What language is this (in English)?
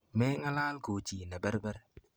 Kalenjin